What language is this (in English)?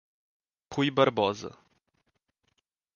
Portuguese